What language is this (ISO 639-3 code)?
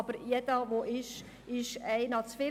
gsw